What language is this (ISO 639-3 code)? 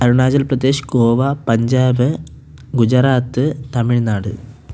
mal